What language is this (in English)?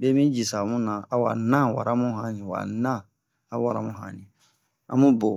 Bomu